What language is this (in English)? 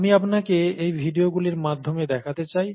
Bangla